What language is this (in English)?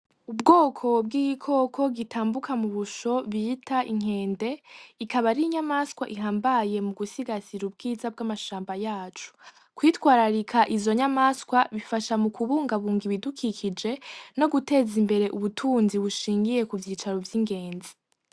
Rundi